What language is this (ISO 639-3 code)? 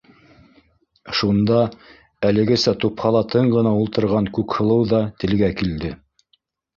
bak